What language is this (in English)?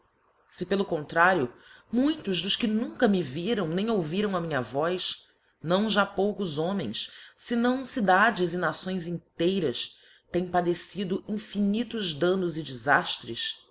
Portuguese